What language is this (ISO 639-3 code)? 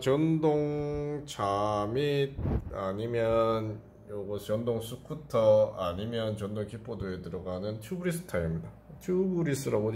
kor